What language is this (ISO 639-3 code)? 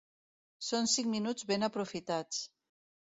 cat